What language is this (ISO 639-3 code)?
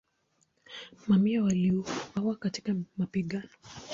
swa